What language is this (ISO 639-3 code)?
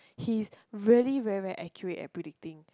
eng